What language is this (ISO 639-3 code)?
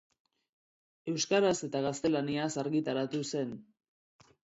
eus